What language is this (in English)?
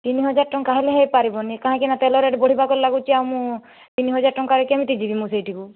Odia